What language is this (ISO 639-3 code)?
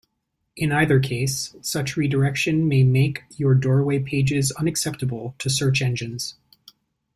eng